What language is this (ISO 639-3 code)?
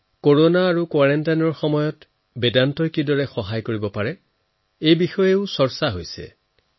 asm